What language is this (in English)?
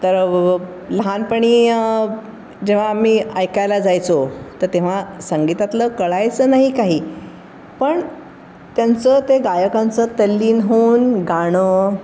Marathi